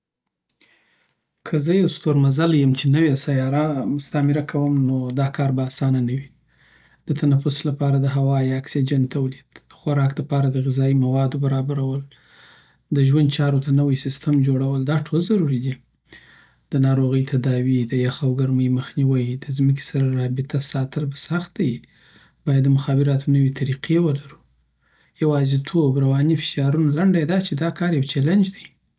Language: Southern Pashto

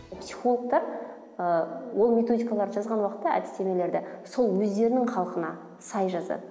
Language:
Kazakh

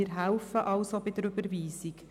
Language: Swiss German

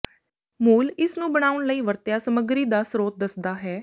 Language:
Punjabi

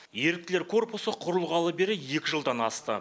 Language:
Kazakh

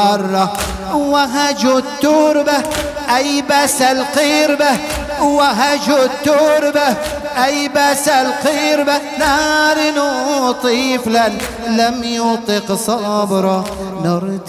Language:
Arabic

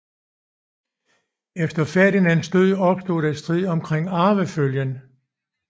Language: Danish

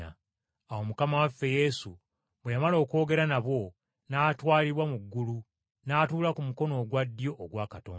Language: Ganda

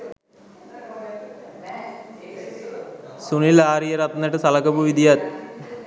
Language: Sinhala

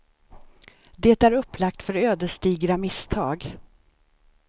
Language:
Swedish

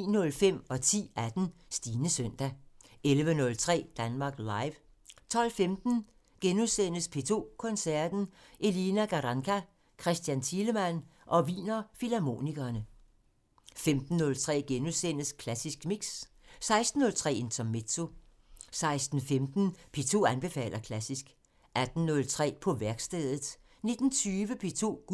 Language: Danish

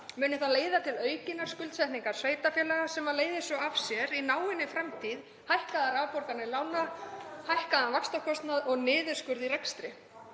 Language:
Icelandic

